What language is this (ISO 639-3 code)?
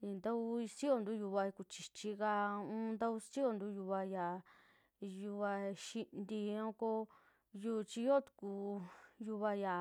jmx